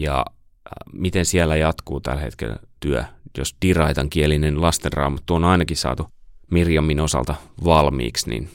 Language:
Finnish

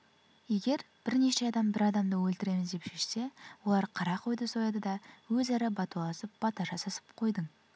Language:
Kazakh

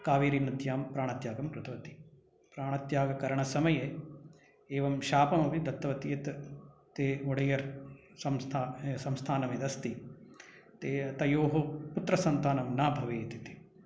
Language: Sanskrit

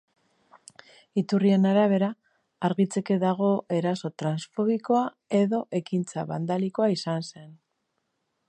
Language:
Basque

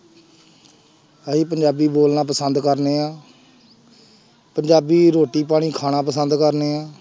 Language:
Punjabi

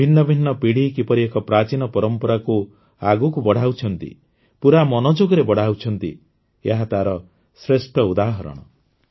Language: Odia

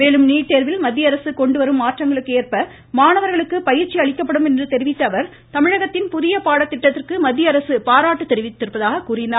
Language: Tamil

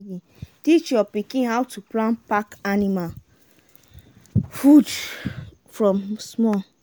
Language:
Nigerian Pidgin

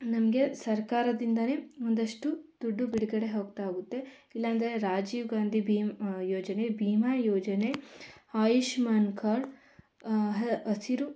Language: Kannada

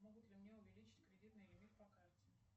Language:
Russian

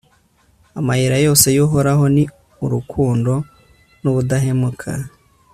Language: Kinyarwanda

